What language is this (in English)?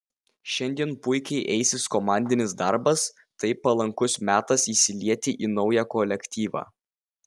Lithuanian